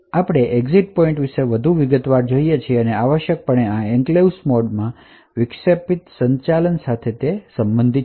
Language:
Gujarati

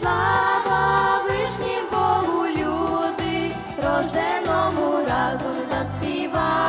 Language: Ukrainian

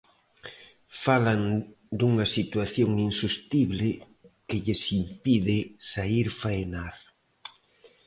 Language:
Galician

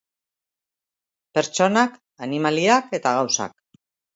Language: Basque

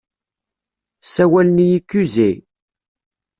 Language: Kabyle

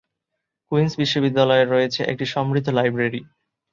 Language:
Bangla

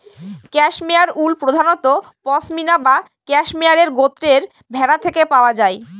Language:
Bangla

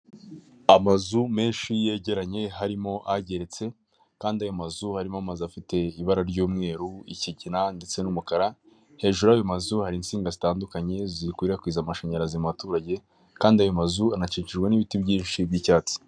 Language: Kinyarwanda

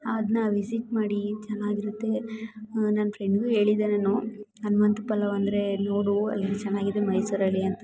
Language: Kannada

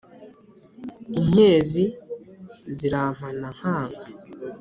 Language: Kinyarwanda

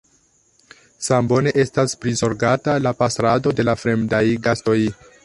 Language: Esperanto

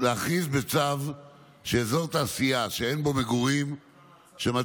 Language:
Hebrew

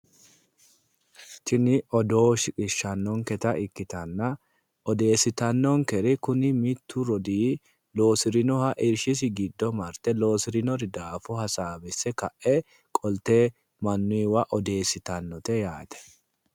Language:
Sidamo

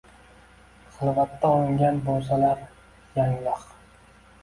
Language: Uzbek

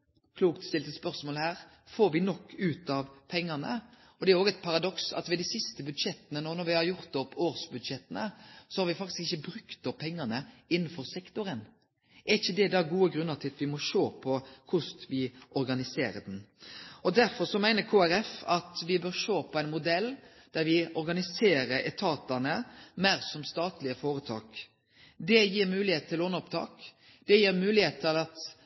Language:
Norwegian Nynorsk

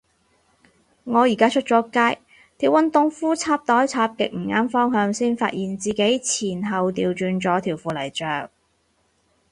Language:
Cantonese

